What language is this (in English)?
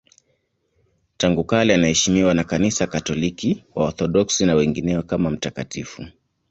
Swahili